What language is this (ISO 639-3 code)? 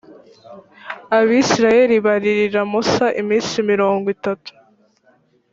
kin